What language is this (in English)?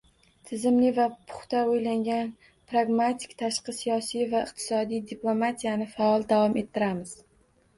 Uzbek